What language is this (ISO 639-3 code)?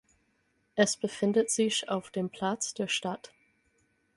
deu